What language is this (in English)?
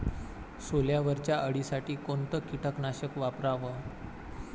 Marathi